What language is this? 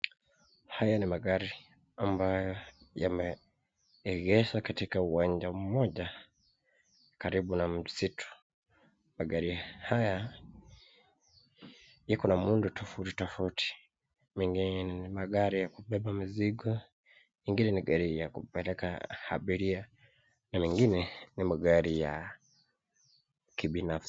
Swahili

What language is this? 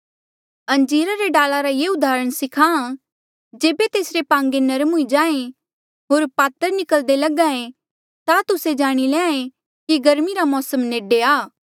Mandeali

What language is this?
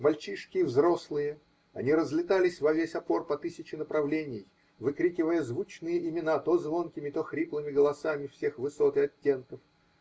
Russian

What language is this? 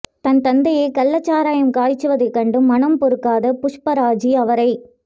Tamil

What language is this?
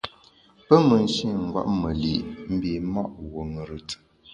Bamun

